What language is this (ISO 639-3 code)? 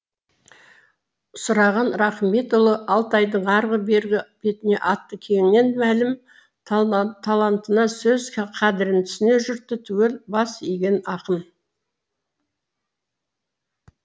kaz